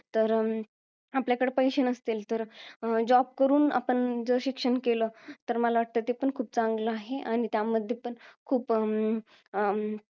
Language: Marathi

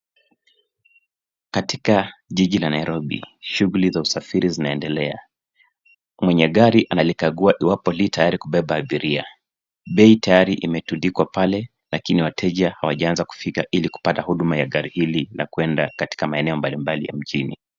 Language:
Swahili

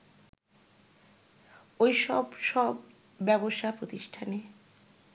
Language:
Bangla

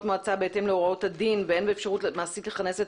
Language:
Hebrew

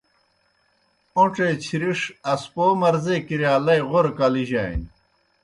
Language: Kohistani Shina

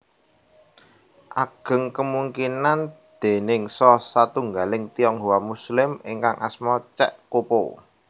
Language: Javanese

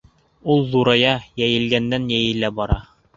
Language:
Bashkir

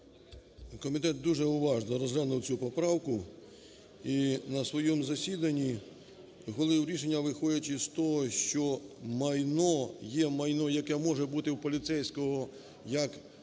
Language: Ukrainian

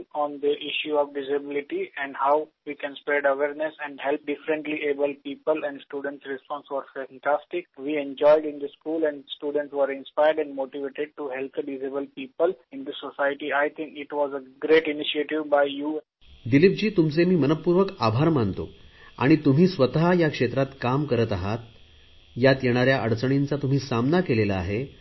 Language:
Marathi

